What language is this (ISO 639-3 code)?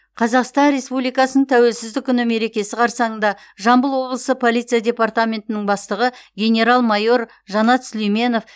kaz